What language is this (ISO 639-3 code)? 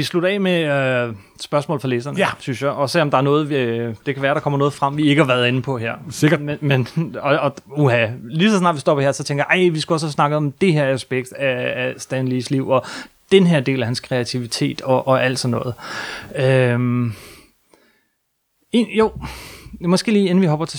dan